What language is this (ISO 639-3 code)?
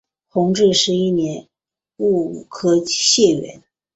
zho